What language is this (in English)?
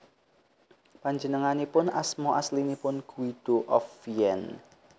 Javanese